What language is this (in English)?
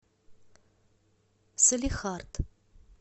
Russian